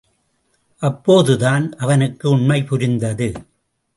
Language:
Tamil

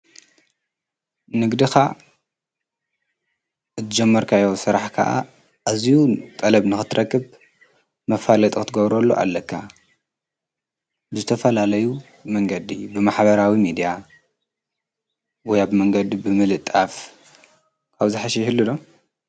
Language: Tigrinya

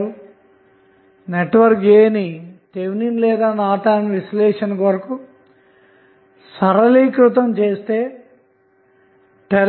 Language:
Telugu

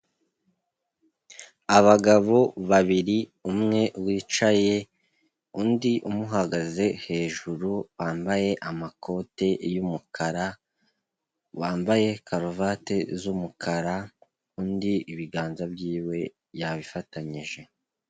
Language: Kinyarwanda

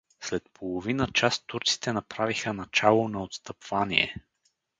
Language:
Bulgarian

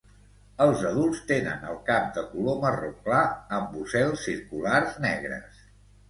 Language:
Catalan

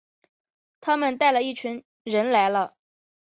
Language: Chinese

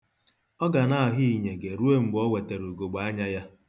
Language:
Igbo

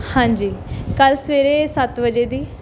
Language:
Punjabi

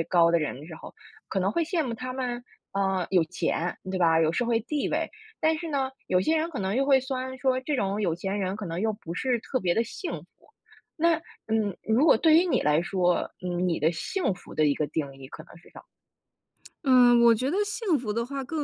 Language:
Chinese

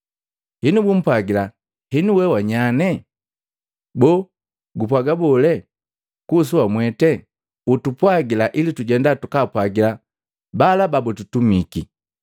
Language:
Matengo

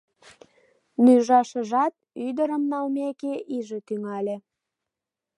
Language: Mari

